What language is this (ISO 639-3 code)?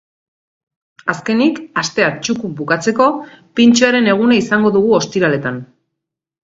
eus